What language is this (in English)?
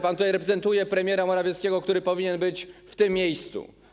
Polish